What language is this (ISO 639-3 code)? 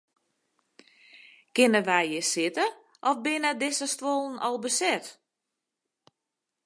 fry